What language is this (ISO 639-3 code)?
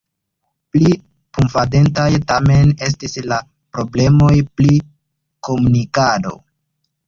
epo